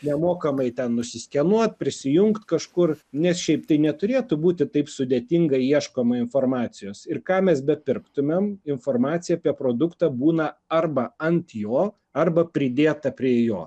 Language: Lithuanian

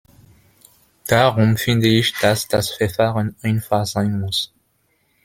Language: German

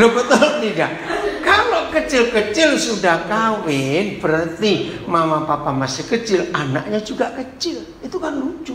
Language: Indonesian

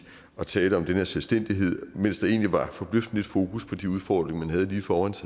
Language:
Danish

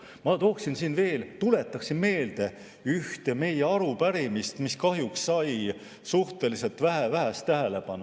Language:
Estonian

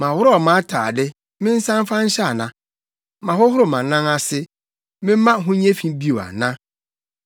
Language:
Akan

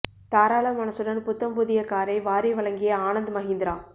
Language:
Tamil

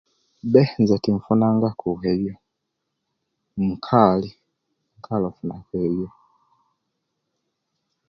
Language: Kenyi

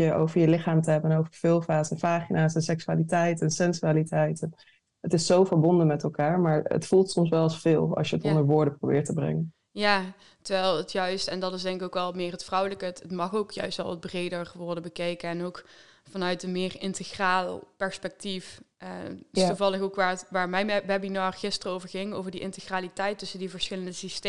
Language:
Dutch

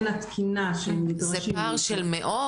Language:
Hebrew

